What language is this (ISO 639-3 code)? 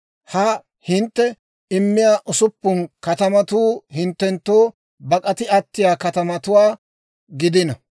dwr